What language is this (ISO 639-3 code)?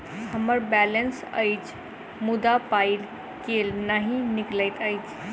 mai